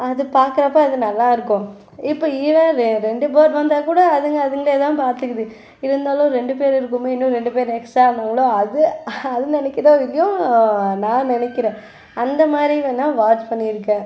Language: Tamil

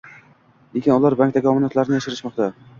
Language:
Uzbek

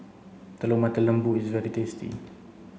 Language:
English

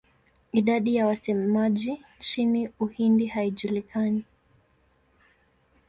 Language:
Swahili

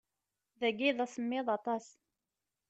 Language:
Kabyle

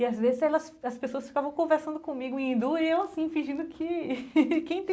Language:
Portuguese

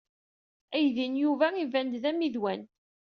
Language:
Kabyle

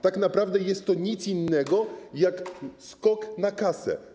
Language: Polish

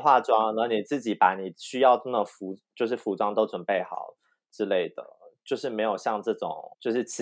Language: Chinese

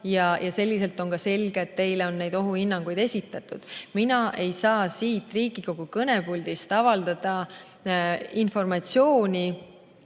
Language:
Estonian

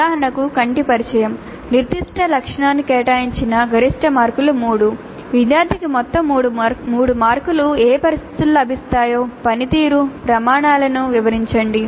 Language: Telugu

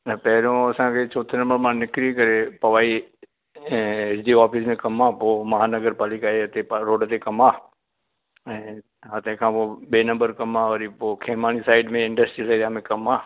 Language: Sindhi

